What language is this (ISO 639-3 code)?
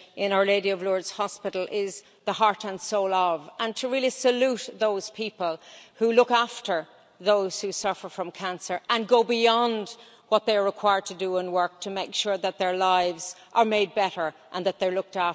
eng